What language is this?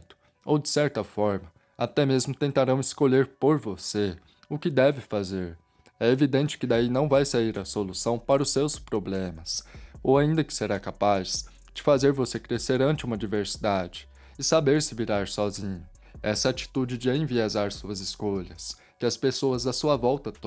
Portuguese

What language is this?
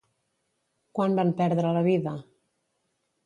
Catalan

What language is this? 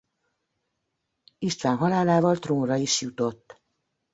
Hungarian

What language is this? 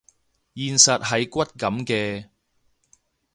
Cantonese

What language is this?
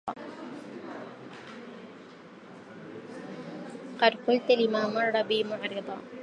Arabic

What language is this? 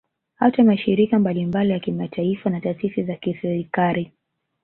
Swahili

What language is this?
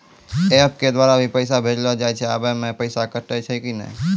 Maithili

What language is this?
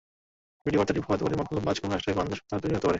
Bangla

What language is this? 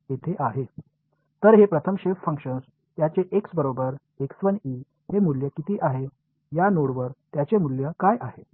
Marathi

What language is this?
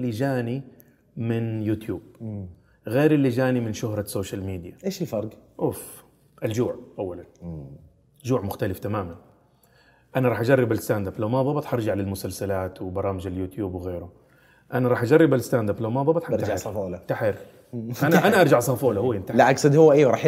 Arabic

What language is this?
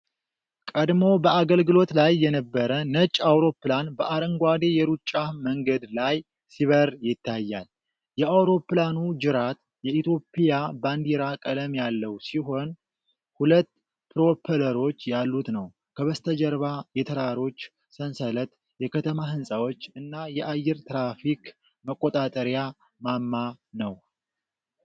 Amharic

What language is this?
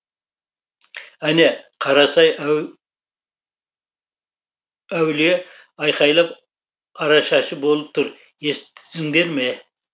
Kazakh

